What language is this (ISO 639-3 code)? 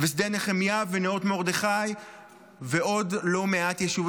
heb